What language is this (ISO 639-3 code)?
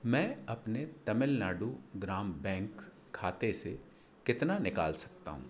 hin